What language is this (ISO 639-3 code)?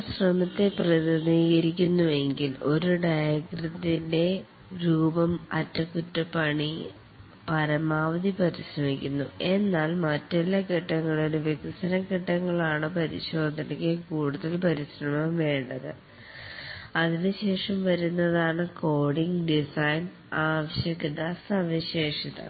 mal